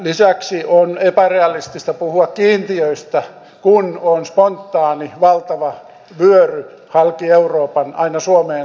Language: Finnish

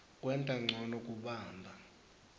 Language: Swati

